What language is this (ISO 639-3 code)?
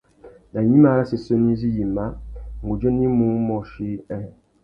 bag